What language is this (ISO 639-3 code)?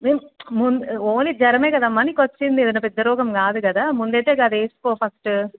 tel